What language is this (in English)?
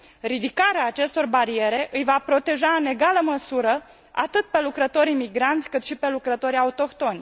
Romanian